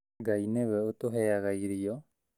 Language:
Kikuyu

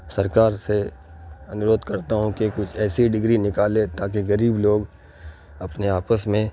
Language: Urdu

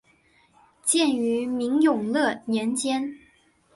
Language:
Chinese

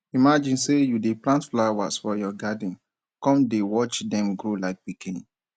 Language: Nigerian Pidgin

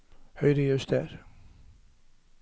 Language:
Norwegian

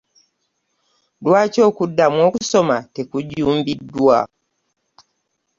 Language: Ganda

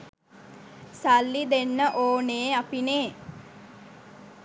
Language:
Sinhala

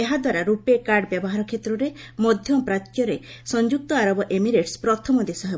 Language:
Odia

